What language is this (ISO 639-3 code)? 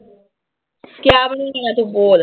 pan